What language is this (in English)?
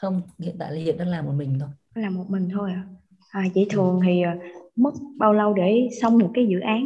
Vietnamese